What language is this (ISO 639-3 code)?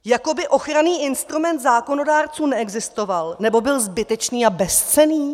ces